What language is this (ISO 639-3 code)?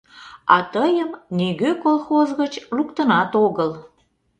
chm